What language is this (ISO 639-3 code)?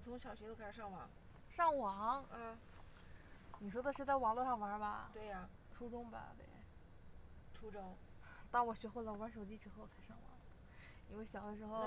zho